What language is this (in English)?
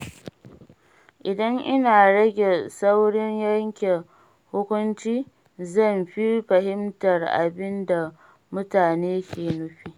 Hausa